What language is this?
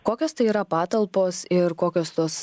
Lithuanian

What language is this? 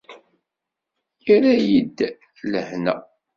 Kabyle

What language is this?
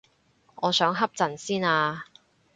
Cantonese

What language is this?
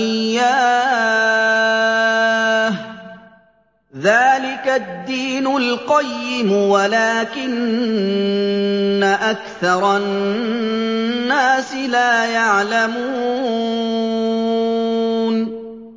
Arabic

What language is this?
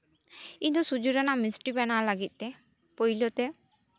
Santali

